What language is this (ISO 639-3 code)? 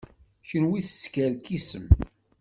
kab